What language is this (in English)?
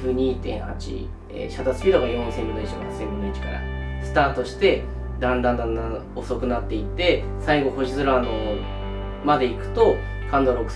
Japanese